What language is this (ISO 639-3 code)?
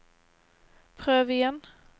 nor